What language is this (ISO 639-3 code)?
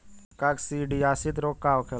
bho